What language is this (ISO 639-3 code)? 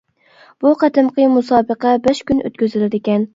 uig